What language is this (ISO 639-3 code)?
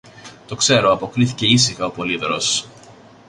ell